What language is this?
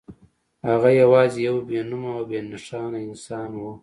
Pashto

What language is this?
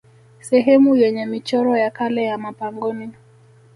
Swahili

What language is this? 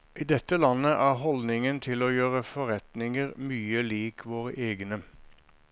Norwegian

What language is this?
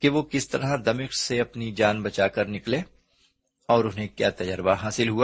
Urdu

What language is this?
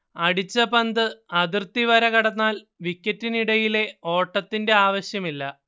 Malayalam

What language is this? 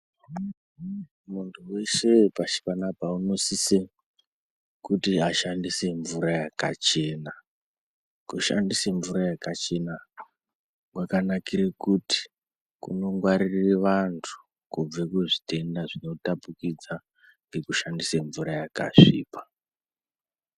Ndau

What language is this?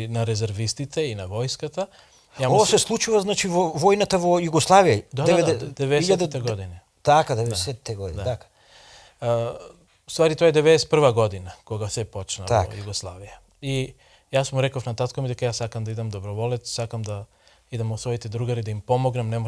Macedonian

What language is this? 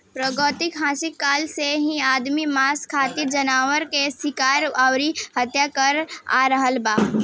Bhojpuri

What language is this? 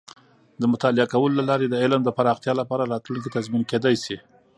Pashto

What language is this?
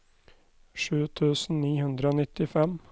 Norwegian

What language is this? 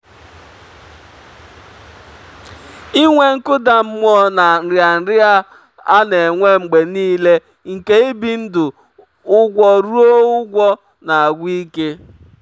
Igbo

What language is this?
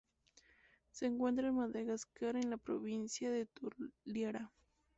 Spanish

